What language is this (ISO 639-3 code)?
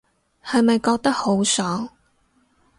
yue